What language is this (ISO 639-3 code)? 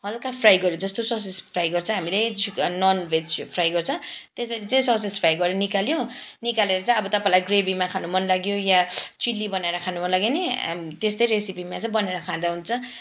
nep